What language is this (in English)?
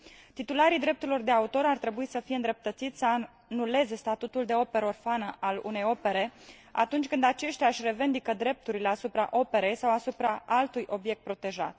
Romanian